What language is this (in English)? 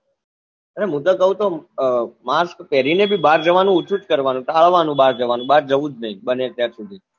Gujarati